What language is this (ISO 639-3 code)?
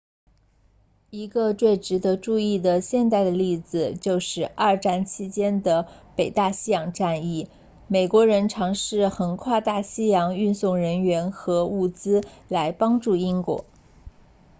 zho